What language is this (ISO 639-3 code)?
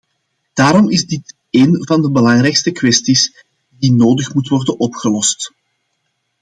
nld